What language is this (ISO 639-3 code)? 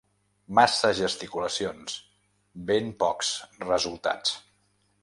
cat